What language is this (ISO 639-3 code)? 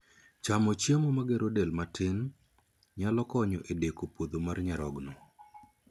luo